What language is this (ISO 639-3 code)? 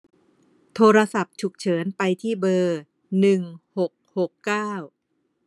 tha